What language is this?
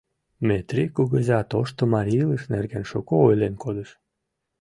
Mari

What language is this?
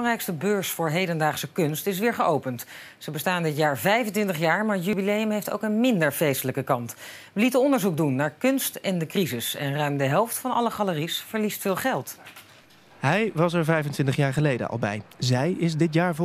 Dutch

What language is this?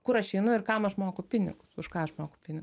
Lithuanian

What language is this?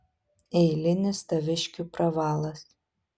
Lithuanian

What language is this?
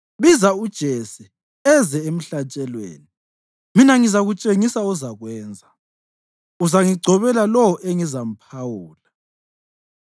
North Ndebele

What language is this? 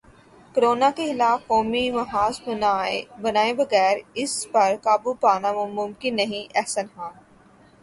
Urdu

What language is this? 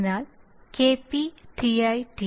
Malayalam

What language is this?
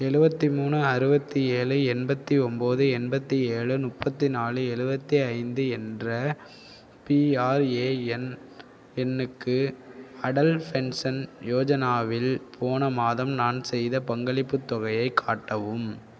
Tamil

